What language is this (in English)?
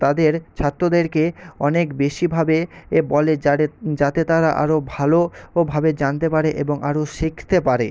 Bangla